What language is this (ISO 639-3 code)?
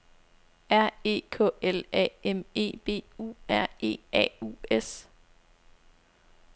dan